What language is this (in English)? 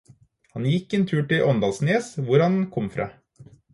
Norwegian Bokmål